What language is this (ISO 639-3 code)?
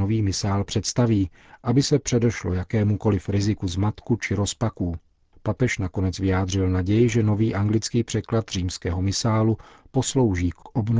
ces